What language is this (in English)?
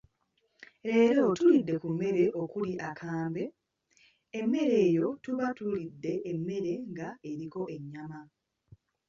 Ganda